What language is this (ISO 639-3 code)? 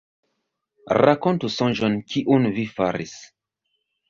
epo